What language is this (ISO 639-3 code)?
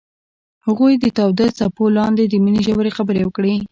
pus